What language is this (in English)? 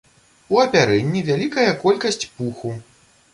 Belarusian